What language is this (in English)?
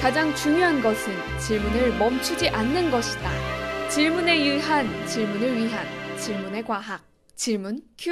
Korean